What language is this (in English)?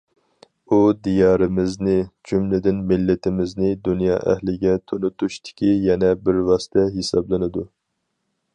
Uyghur